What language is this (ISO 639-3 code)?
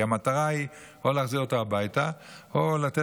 heb